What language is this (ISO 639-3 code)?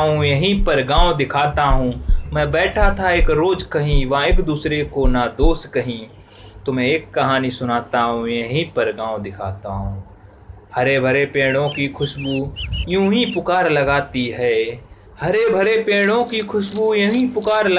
hin